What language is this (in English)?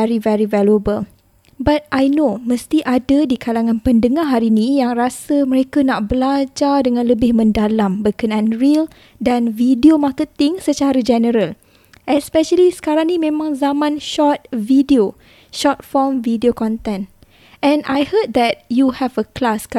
Malay